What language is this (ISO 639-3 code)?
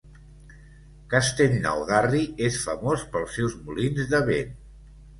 cat